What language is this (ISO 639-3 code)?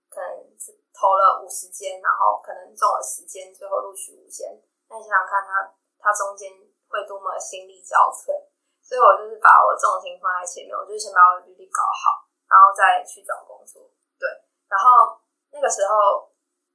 zho